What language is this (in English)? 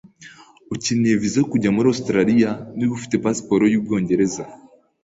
Kinyarwanda